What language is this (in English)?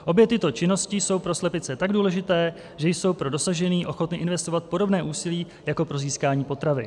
Czech